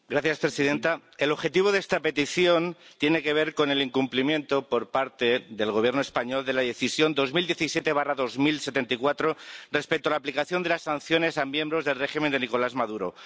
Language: Spanish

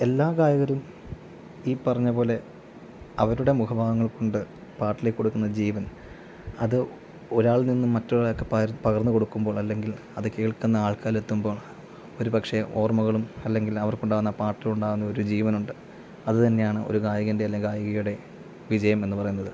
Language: Malayalam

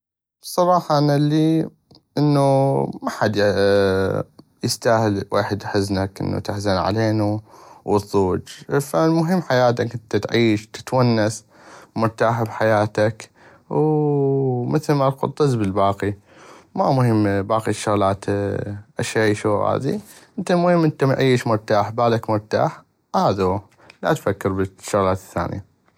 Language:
North Mesopotamian Arabic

